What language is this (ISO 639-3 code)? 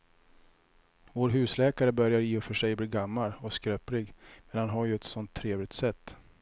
swe